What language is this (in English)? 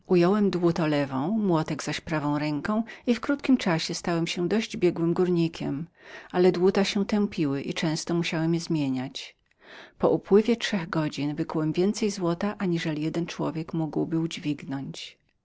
Polish